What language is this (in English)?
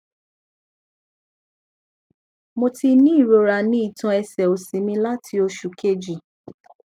Yoruba